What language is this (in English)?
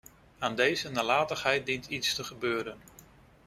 Dutch